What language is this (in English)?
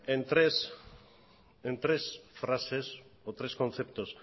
Spanish